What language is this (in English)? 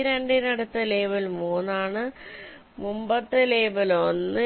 Malayalam